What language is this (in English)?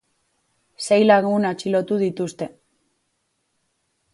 Basque